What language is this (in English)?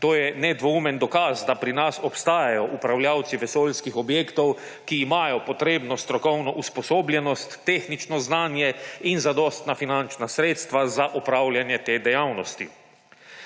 Slovenian